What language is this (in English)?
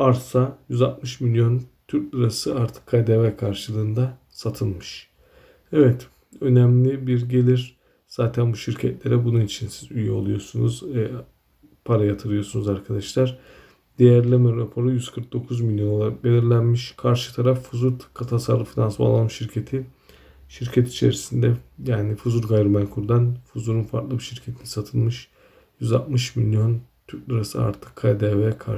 Turkish